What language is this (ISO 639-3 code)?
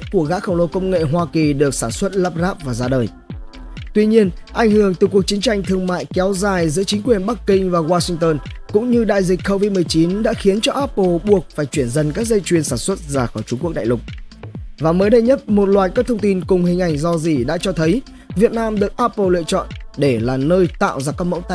vie